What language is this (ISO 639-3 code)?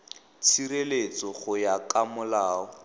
tsn